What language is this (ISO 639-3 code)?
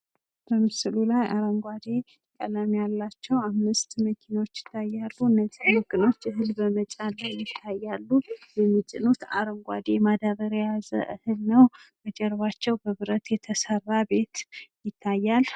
amh